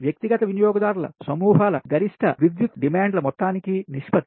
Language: Telugu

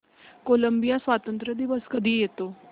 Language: Marathi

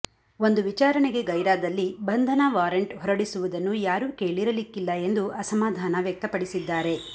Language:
Kannada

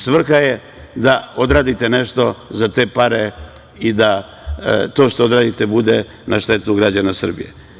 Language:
Serbian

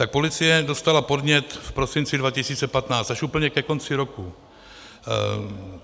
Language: Czech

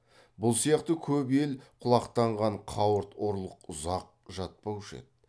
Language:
Kazakh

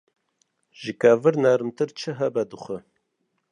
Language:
Kurdish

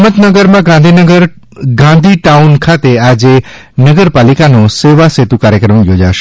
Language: Gujarati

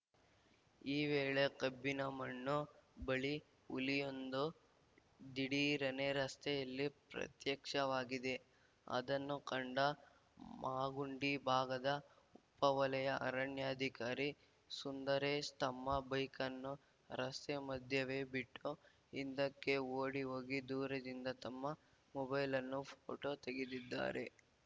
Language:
Kannada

